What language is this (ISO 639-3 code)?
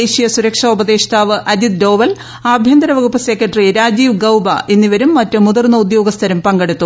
mal